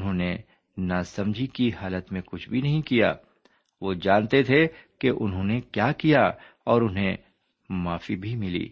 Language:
Urdu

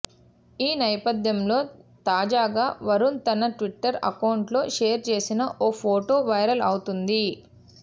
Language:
Telugu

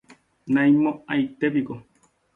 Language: Guarani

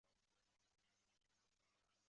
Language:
Chinese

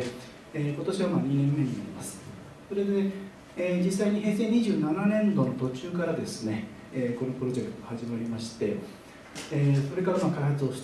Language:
Japanese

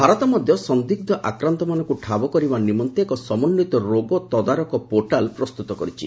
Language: Odia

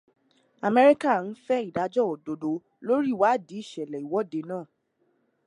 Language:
Yoruba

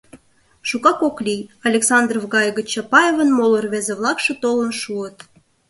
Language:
Mari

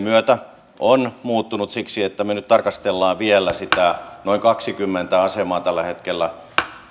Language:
Finnish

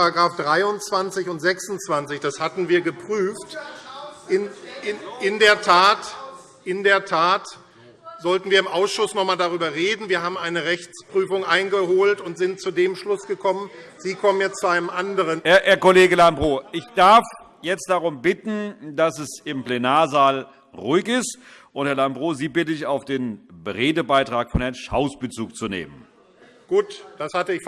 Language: German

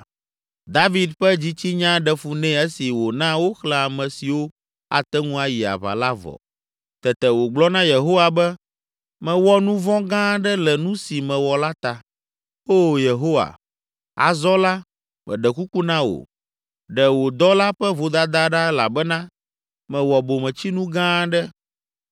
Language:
Ewe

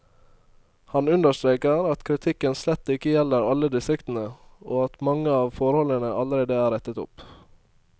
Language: Norwegian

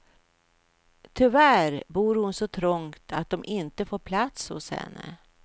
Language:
Swedish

